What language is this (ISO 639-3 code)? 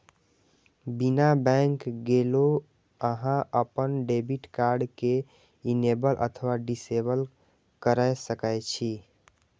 mai